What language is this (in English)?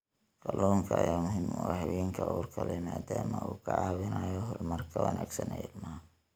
Somali